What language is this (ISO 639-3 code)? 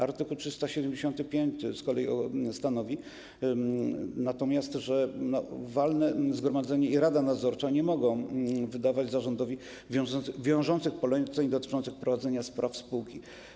pol